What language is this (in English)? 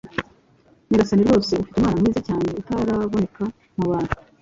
Kinyarwanda